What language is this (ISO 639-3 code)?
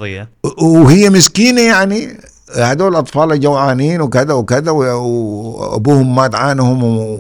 ara